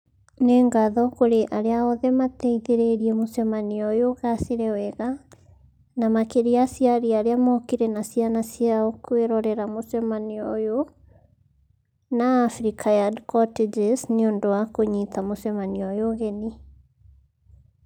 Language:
Kikuyu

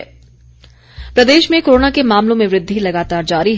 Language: Hindi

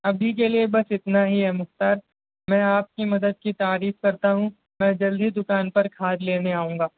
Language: Urdu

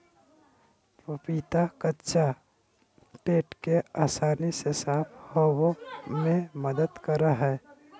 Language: Magahi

